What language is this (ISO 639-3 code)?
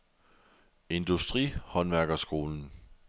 dan